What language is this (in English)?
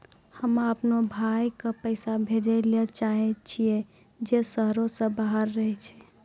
Maithili